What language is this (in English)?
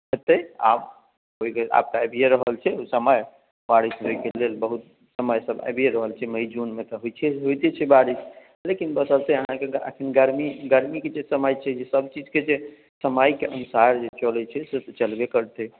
Maithili